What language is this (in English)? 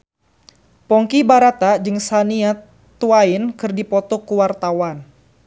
Sundanese